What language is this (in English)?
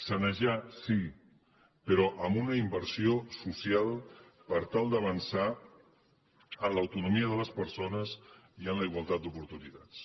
Catalan